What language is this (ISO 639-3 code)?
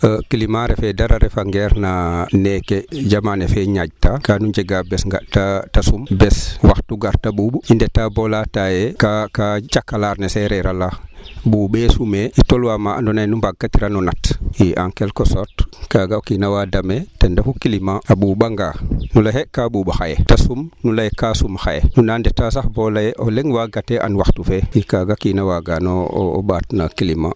wol